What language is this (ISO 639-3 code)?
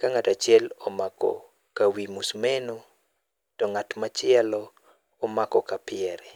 luo